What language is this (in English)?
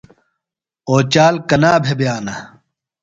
Phalura